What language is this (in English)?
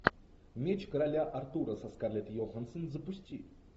Russian